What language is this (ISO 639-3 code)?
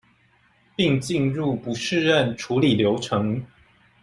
zho